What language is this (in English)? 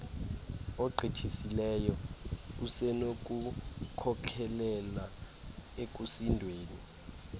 Xhosa